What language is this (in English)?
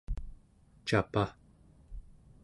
Central Yupik